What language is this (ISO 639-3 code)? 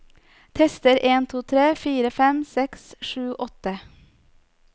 nor